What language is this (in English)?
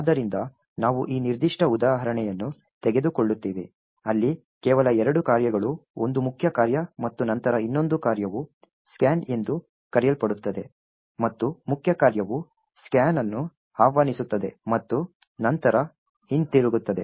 Kannada